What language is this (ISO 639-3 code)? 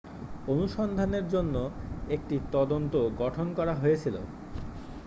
ben